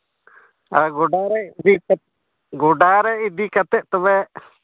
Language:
Santali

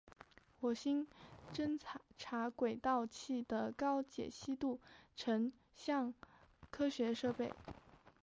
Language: Chinese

